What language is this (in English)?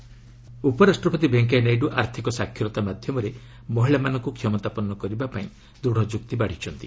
Odia